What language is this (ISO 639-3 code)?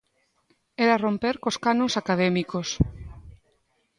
glg